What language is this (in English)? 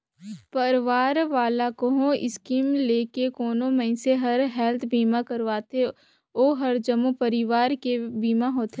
Chhattisgarhi